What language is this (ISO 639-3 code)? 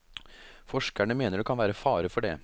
nor